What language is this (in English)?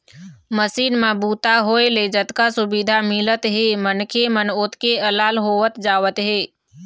Chhattisgarhi